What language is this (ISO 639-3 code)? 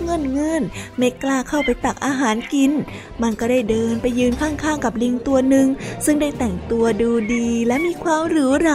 tha